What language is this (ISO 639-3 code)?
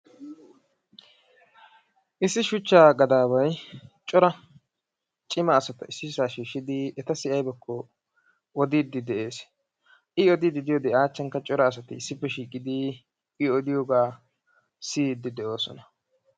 wal